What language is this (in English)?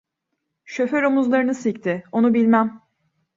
Turkish